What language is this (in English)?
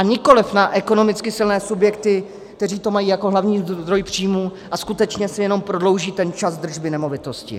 Czech